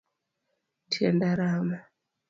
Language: Luo (Kenya and Tanzania)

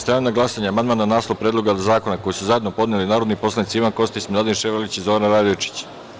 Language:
Serbian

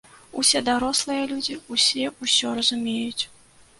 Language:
Belarusian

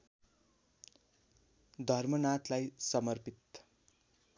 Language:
Nepali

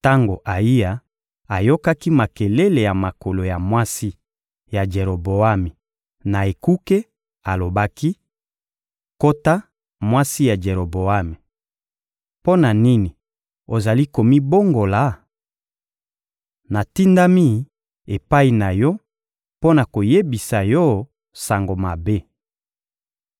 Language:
Lingala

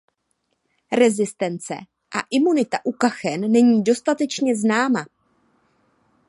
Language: Czech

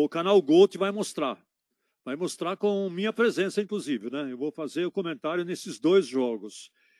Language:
Portuguese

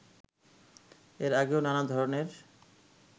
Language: Bangla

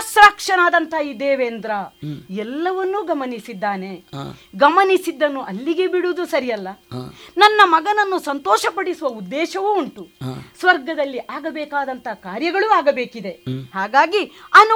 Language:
Kannada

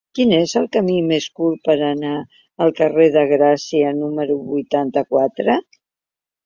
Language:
Catalan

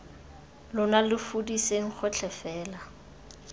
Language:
Tswana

